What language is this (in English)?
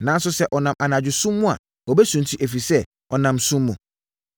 Akan